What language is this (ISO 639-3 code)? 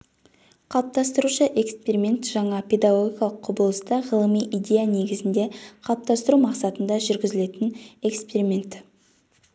kaz